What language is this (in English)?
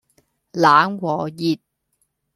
Cantonese